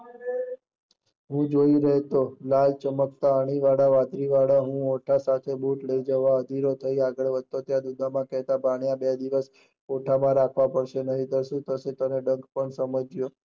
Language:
Gujarati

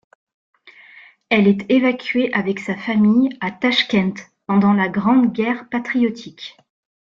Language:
French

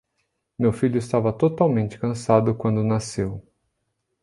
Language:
Portuguese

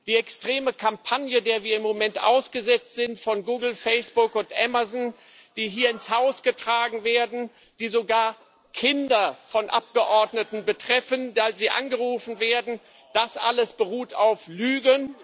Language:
German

